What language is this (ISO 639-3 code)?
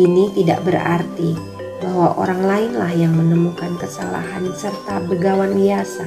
ind